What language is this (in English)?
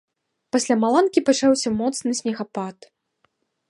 Belarusian